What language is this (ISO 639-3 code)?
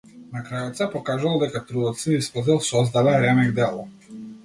mkd